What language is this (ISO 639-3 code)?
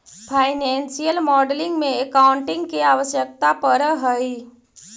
mag